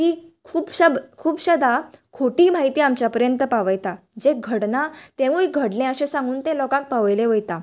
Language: Konkani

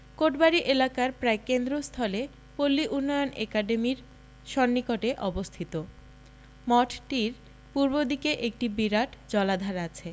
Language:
Bangla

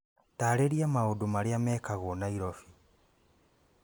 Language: Kikuyu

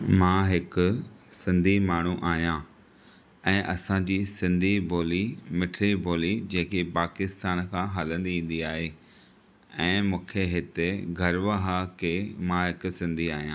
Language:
Sindhi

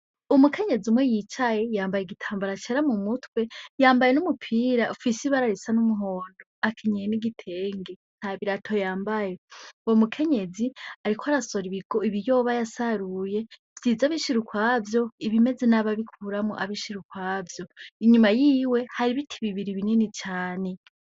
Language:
Rundi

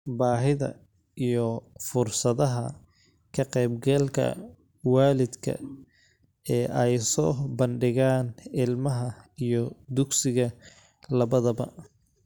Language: Somali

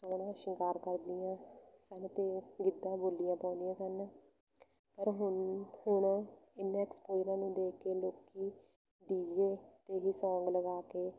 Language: Punjabi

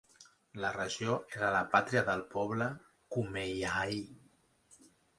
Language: Catalan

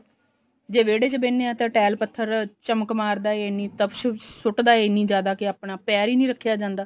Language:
Punjabi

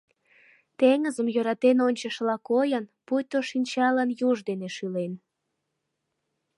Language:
Mari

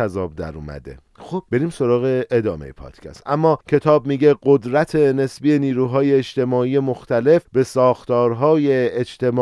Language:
Persian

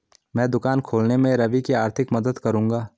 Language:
Hindi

